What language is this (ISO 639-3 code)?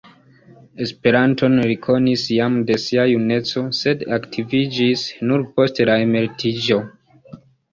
epo